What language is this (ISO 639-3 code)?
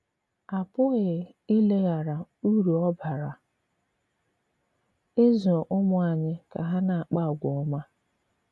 ibo